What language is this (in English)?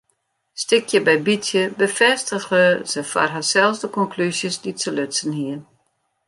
Western Frisian